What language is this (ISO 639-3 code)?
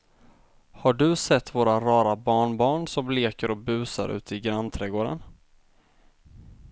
swe